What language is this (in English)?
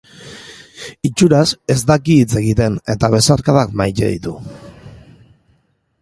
Basque